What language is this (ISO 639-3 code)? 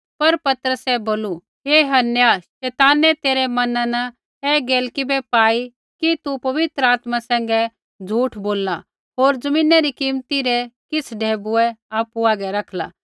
kfx